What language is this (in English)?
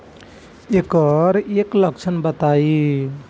Bhojpuri